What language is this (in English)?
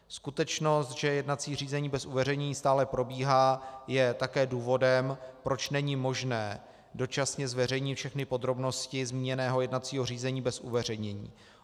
Czech